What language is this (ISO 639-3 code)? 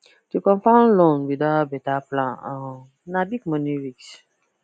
pcm